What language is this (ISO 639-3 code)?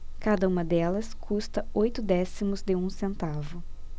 por